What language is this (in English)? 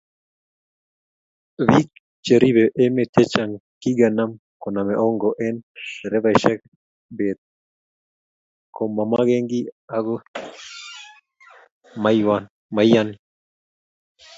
Kalenjin